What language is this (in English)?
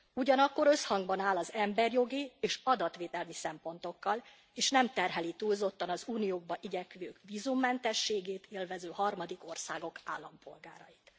Hungarian